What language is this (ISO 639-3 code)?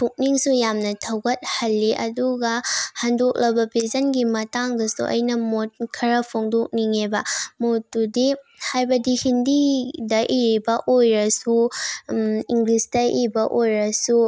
mni